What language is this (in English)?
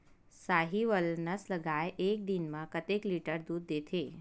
Chhattisgarhi